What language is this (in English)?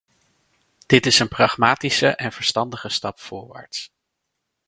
Dutch